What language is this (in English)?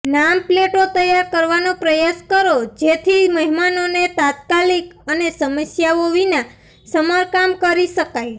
Gujarati